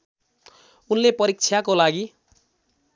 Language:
Nepali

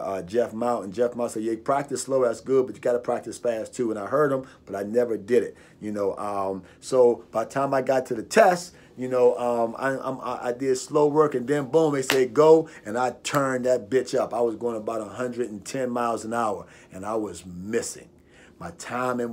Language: English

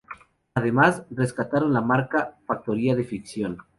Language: Spanish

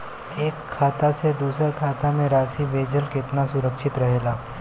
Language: Bhojpuri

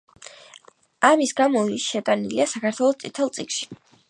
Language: Georgian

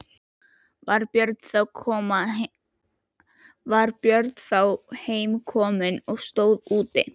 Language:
Icelandic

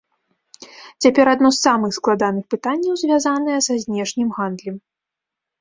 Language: Belarusian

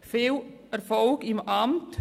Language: Swiss German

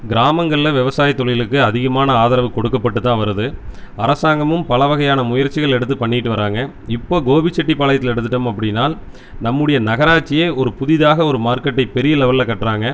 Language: Tamil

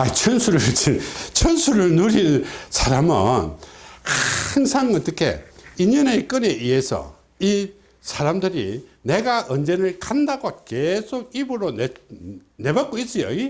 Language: Korean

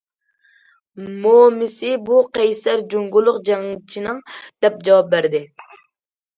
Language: Uyghur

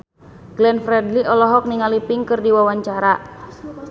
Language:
Sundanese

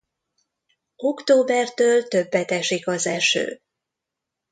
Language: Hungarian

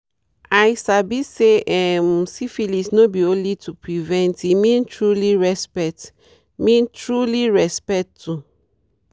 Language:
Nigerian Pidgin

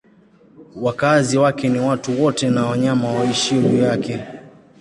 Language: Swahili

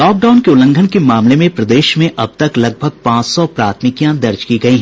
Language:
Hindi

